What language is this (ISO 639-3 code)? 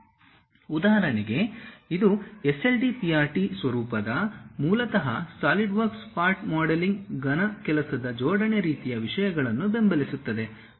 kan